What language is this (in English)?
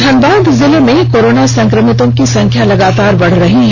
Hindi